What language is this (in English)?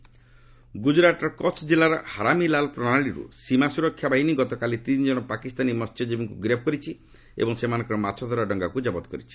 Odia